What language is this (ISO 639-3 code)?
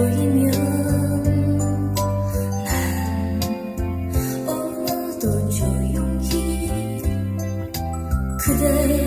kor